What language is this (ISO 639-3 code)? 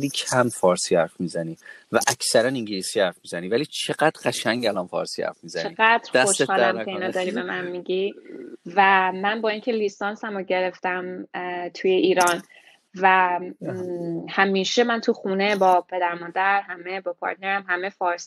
fas